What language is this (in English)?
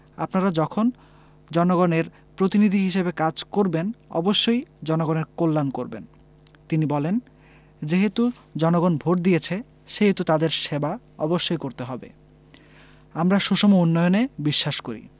Bangla